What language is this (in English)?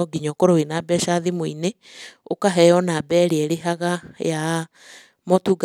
Kikuyu